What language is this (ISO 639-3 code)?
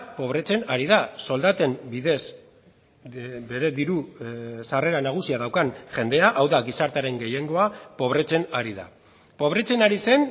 eus